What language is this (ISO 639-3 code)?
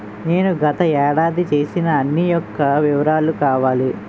tel